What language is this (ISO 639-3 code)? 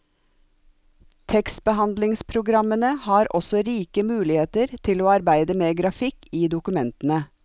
nor